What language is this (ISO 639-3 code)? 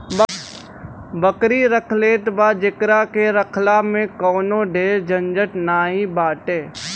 bho